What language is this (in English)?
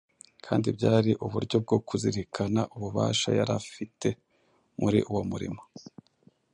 Kinyarwanda